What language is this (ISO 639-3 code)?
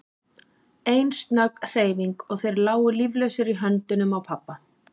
isl